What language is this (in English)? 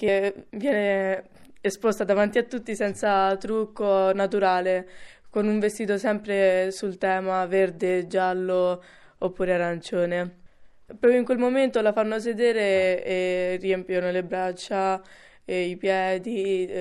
Italian